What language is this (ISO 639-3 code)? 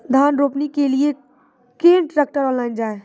mai